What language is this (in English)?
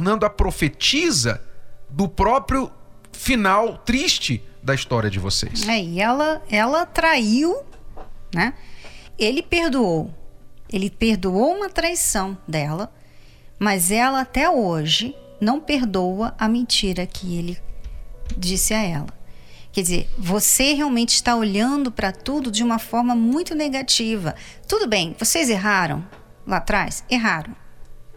Portuguese